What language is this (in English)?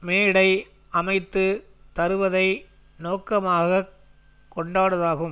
Tamil